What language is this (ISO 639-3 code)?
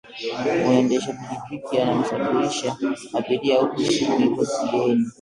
swa